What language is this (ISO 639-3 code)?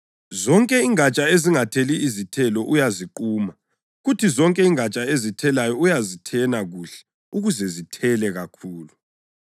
nde